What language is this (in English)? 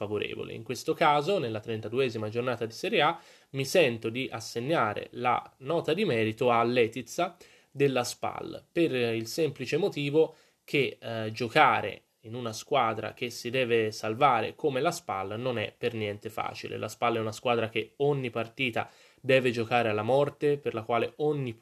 Italian